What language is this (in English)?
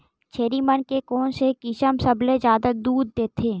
Chhattisgarhi